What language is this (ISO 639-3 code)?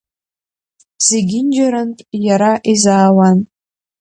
abk